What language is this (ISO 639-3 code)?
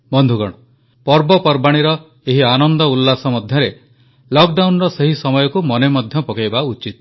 ori